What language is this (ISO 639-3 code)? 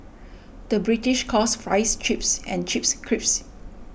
eng